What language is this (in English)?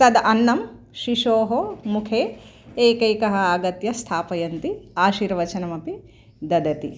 Sanskrit